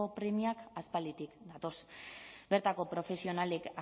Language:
Basque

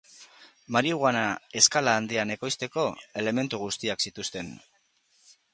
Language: Basque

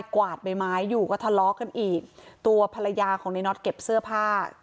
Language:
Thai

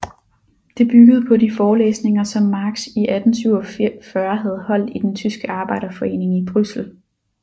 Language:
Danish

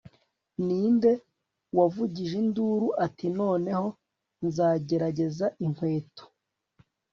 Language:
Kinyarwanda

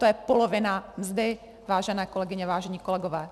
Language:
Czech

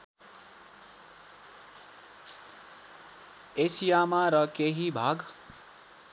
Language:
Nepali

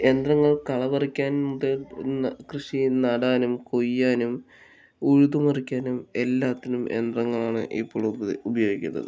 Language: Malayalam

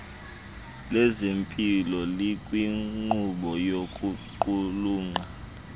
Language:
Xhosa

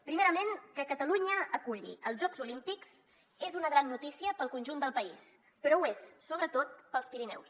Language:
Catalan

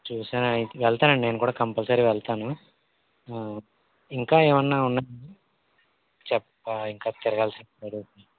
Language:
Telugu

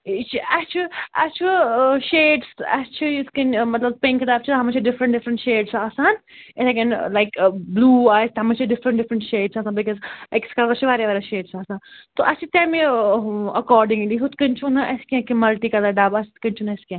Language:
Kashmiri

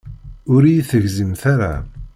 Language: Kabyle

